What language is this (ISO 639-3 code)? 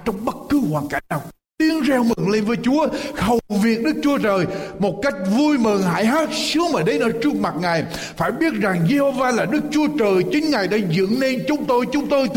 vie